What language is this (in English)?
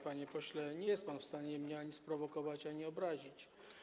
Polish